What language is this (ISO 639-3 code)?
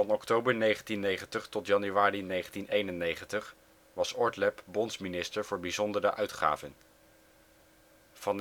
nld